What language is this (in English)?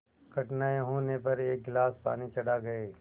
Hindi